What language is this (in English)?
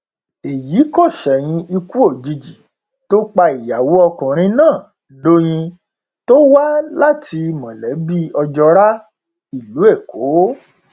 Yoruba